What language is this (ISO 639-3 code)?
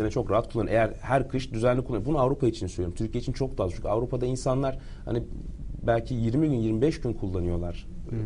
tur